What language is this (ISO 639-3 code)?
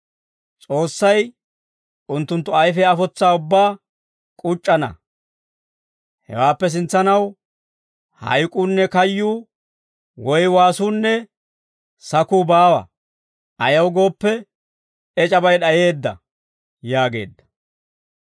dwr